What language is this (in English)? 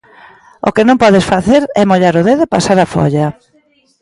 Galician